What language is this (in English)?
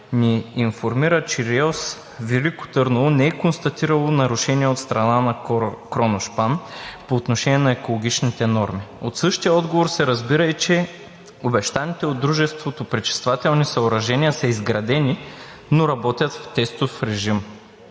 Bulgarian